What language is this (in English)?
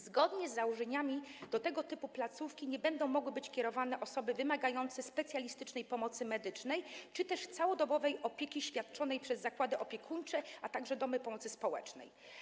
Polish